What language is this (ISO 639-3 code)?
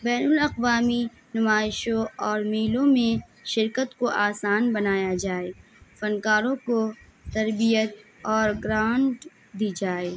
urd